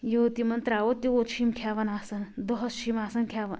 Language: Kashmiri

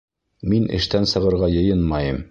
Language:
Bashkir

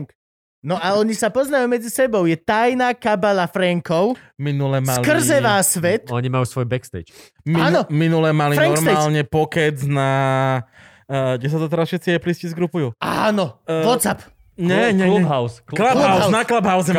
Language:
Slovak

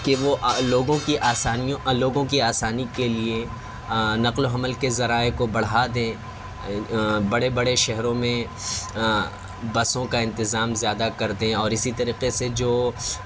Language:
Urdu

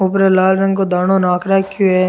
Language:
Rajasthani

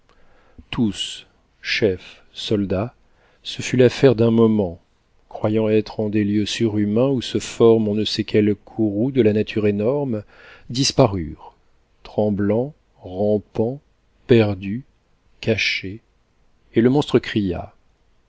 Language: French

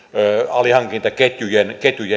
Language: Finnish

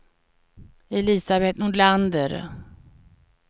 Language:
Swedish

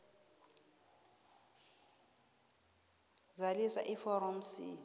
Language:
South Ndebele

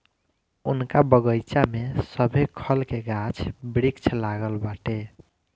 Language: Bhojpuri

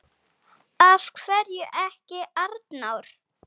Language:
Icelandic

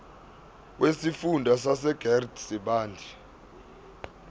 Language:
Zulu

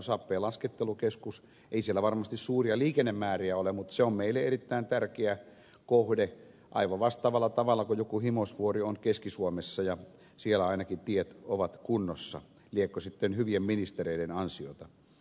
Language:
Finnish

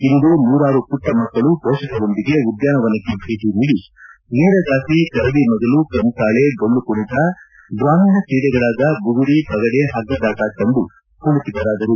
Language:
Kannada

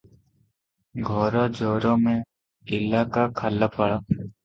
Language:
Odia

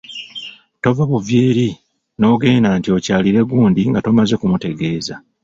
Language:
Ganda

